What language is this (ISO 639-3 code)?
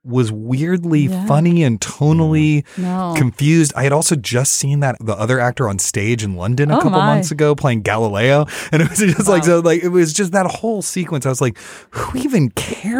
eng